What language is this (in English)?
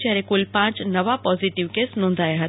Gujarati